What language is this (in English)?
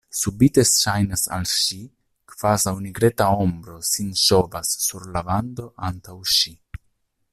Esperanto